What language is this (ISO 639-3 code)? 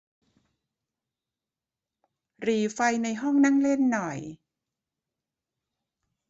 tha